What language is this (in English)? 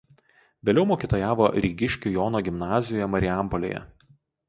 Lithuanian